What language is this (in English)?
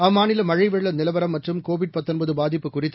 Tamil